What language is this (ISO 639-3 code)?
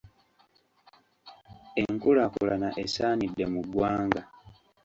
lug